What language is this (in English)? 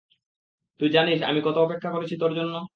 Bangla